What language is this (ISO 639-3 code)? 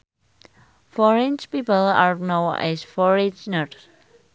sun